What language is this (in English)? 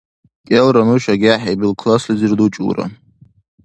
Dargwa